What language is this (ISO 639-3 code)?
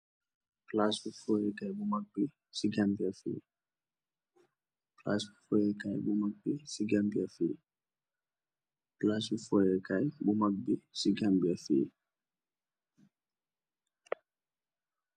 wol